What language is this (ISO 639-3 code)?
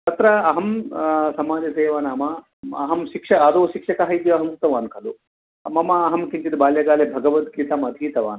san